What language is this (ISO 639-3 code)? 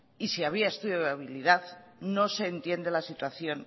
spa